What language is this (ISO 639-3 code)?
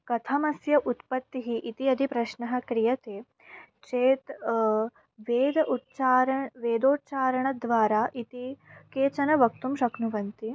san